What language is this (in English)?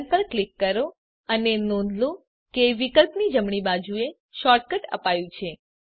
Gujarati